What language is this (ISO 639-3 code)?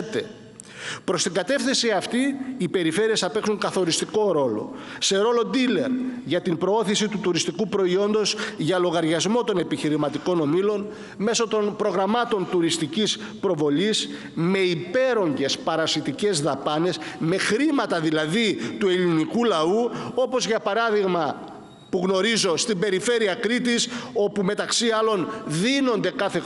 ell